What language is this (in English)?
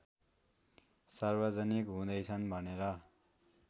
Nepali